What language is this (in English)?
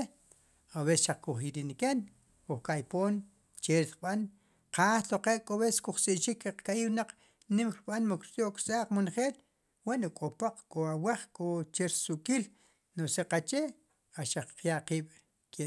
Sipacapense